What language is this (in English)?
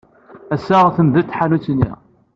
Kabyle